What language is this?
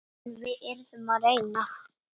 Icelandic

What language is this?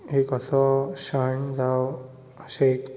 Konkani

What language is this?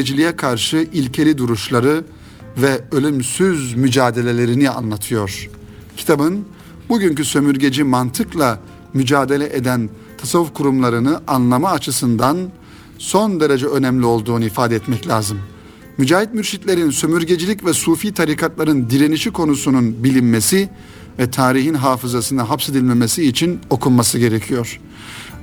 Turkish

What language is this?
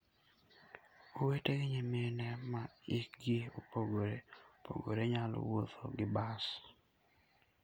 Luo (Kenya and Tanzania)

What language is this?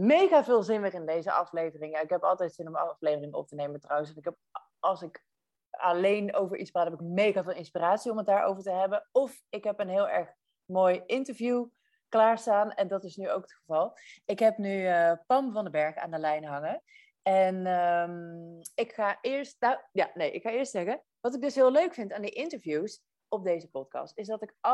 Dutch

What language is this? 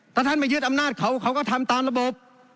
Thai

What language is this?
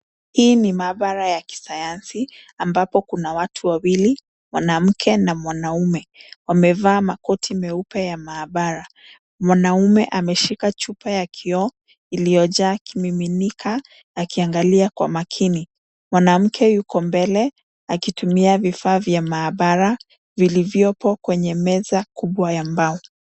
Swahili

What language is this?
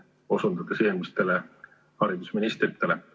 Estonian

